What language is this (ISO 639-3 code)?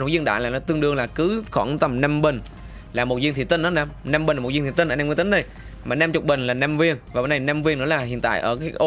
vie